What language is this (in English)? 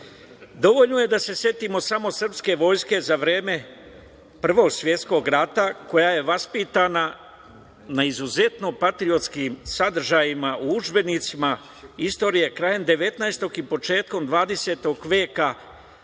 Serbian